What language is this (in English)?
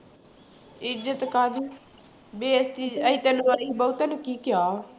Punjabi